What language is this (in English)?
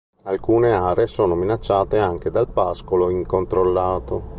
Italian